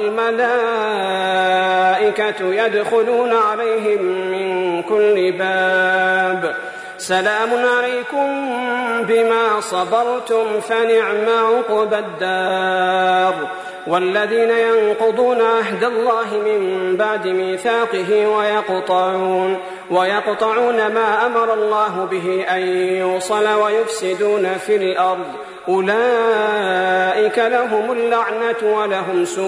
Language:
Arabic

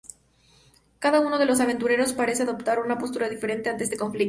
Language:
Spanish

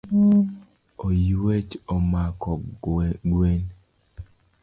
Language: Luo (Kenya and Tanzania)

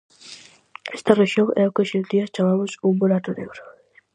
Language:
Galician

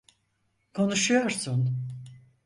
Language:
Turkish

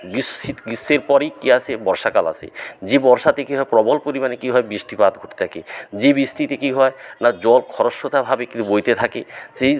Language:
Bangla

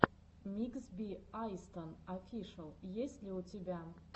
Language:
Russian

